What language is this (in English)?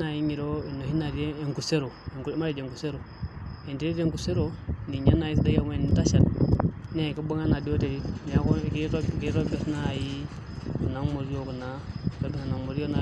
Masai